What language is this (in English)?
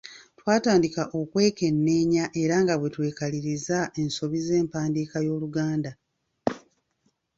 Ganda